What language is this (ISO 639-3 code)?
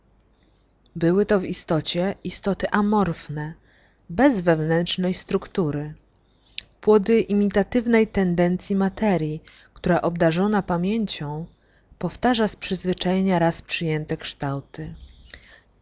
pol